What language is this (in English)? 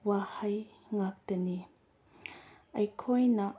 Manipuri